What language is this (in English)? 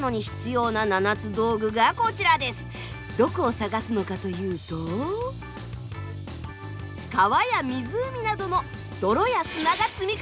Japanese